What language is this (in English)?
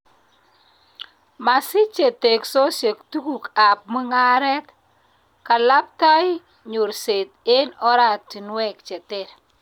Kalenjin